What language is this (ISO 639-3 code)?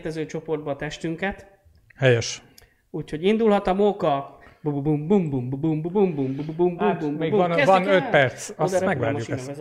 hun